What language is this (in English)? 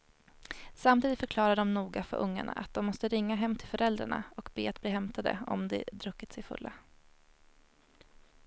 Swedish